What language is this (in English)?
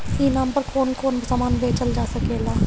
Bhojpuri